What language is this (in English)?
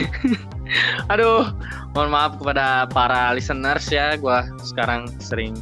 Indonesian